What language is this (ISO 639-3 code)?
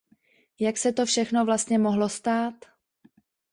ces